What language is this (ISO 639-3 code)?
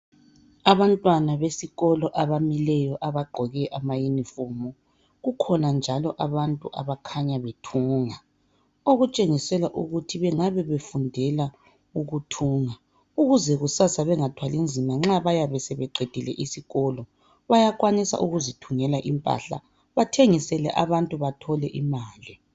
nde